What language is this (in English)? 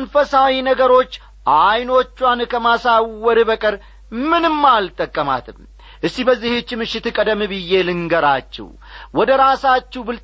Amharic